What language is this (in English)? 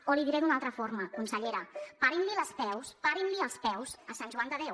Catalan